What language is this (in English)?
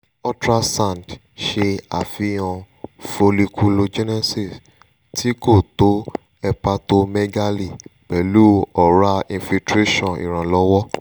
Yoruba